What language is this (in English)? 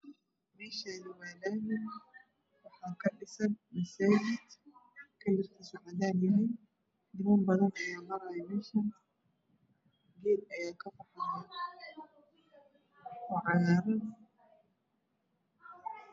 Somali